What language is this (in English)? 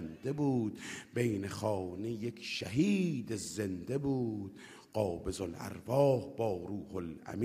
Persian